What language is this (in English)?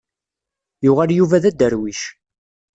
Kabyle